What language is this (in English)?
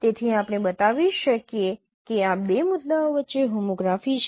Gujarati